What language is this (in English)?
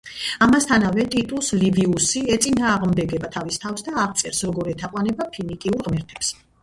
Georgian